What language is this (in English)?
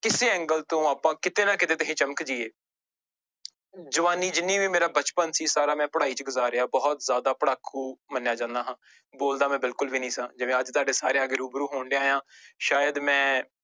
Punjabi